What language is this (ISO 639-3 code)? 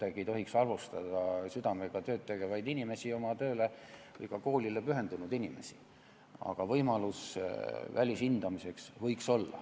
est